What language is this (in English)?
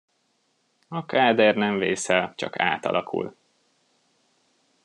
Hungarian